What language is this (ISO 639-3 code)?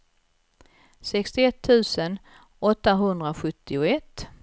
swe